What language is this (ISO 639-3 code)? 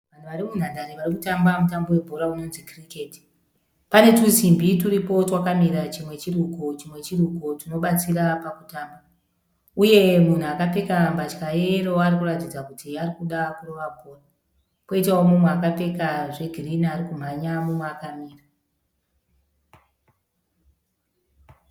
sna